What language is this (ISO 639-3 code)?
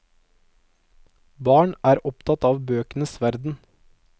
nor